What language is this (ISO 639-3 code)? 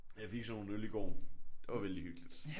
dan